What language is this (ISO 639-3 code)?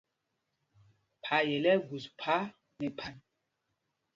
mgg